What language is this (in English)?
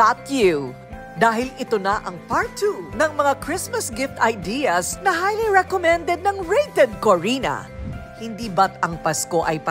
Filipino